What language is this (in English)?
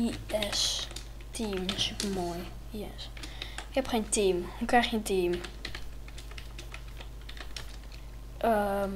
Dutch